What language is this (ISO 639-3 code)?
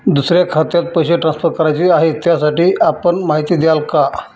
mar